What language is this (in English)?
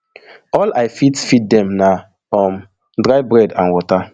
Nigerian Pidgin